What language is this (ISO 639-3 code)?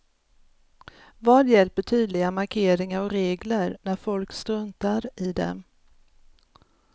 swe